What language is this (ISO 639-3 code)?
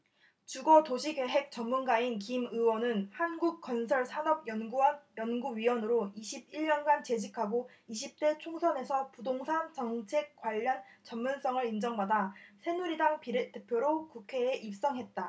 kor